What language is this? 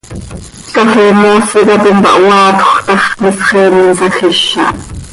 Seri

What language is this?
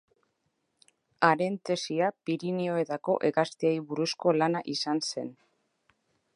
Basque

